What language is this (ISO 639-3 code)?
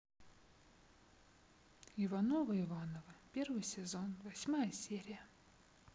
rus